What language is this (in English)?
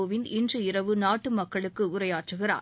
Tamil